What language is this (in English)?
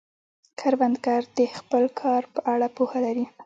Pashto